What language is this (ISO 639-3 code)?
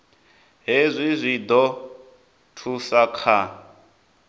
ven